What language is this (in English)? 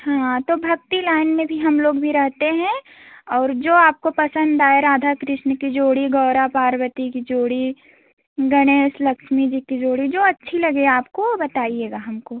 Hindi